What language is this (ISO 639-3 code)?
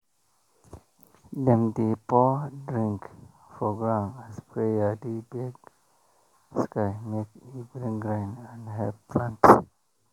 pcm